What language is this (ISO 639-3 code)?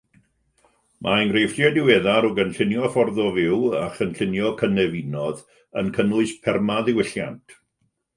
cym